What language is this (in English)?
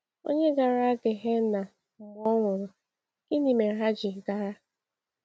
Igbo